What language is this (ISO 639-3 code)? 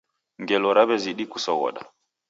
dav